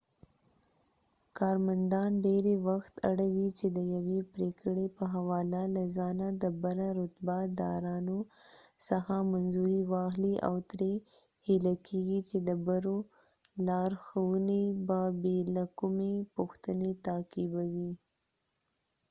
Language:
Pashto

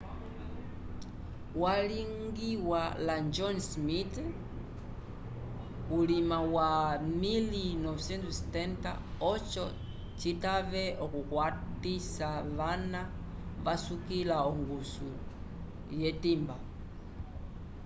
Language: Umbundu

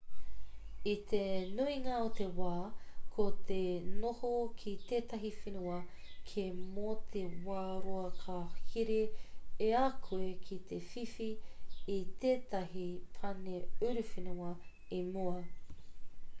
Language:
Māori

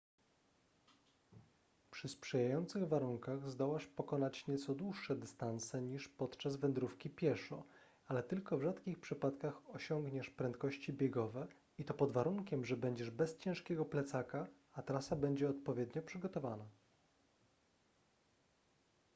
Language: Polish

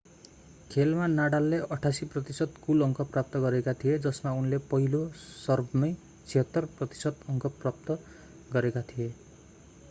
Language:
Nepali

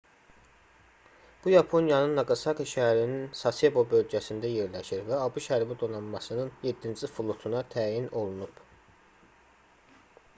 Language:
Azerbaijani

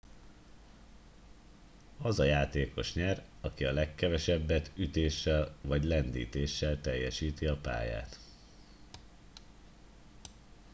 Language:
Hungarian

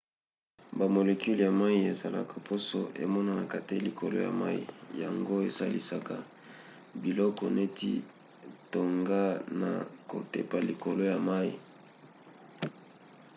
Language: Lingala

